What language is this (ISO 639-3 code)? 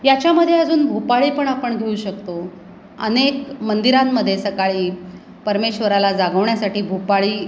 mar